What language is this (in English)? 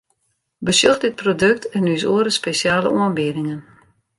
Western Frisian